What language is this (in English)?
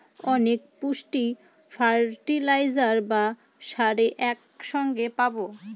Bangla